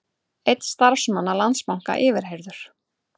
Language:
Icelandic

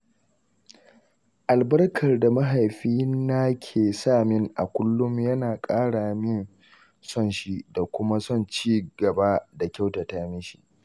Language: Hausa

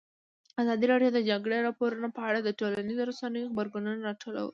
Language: Pashto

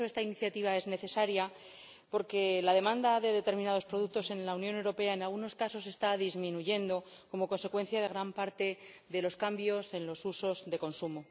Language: Spanish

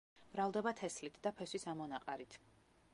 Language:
Georgian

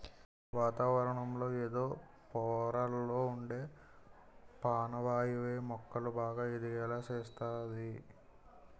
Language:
Telugu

